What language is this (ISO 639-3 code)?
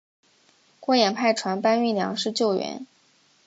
zho